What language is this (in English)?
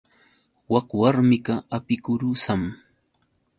Yauyos Quechua